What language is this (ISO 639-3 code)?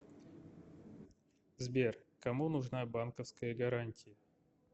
rus